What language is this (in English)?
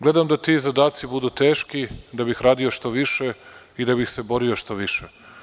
Serbian